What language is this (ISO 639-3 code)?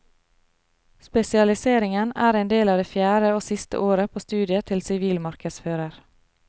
nor